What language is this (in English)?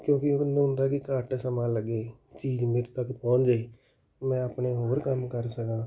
Punjabi